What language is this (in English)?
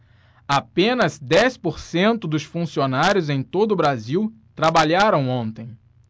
Portuguese